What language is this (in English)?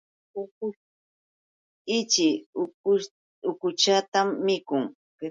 Yauyos Quechua